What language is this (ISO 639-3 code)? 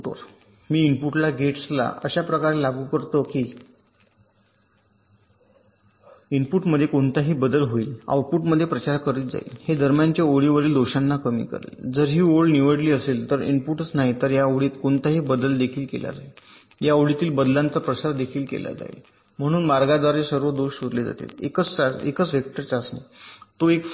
mar